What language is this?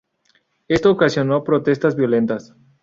Spanish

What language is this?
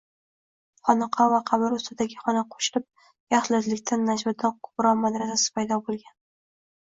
Uzbek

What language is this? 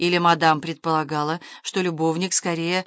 Russian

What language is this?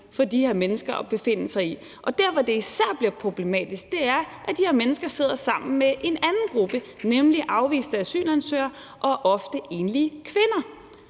Danish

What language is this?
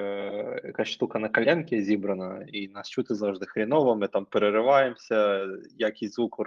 Ukrainian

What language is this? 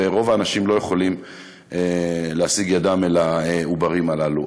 Hebrew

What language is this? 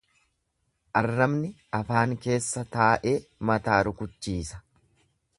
Oromo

